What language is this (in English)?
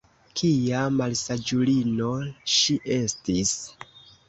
Esperanto